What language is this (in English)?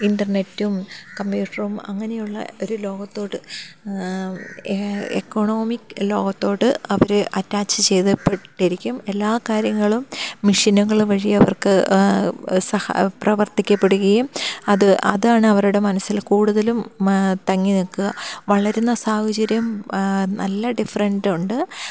Malayalam